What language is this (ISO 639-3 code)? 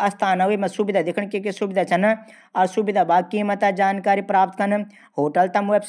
gbm